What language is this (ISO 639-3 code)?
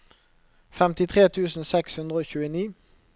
nor